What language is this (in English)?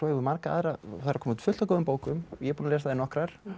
Icelandic